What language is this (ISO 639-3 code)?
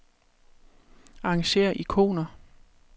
dan